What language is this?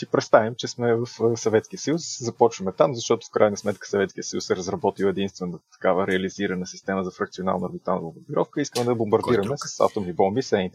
Bulgarian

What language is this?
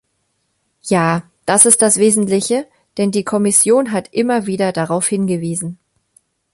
German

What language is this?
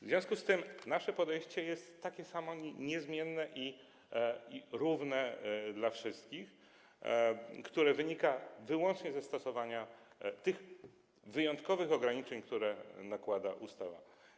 Polish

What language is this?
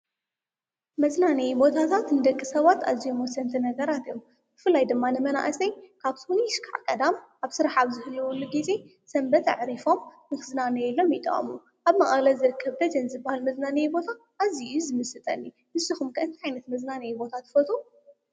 Tigrinya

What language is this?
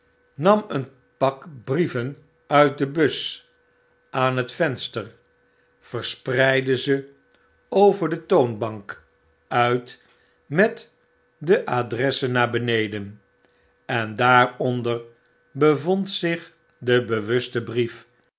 Dutch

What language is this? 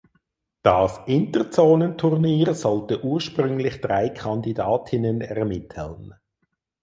German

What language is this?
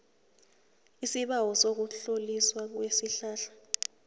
South Ndebele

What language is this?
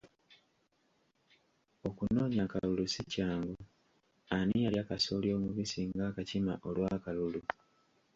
Ganda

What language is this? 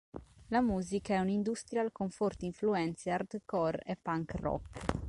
Italian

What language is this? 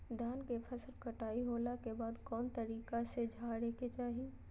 Magahi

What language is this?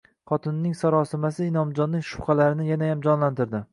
Uzbek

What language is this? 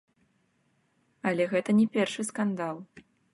Belarusian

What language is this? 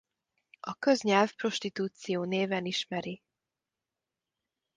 Hungarian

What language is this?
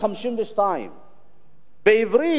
Hebrew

